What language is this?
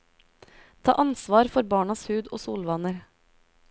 Norwegian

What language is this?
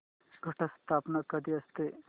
Marathi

